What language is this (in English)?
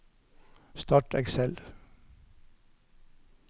Norwegian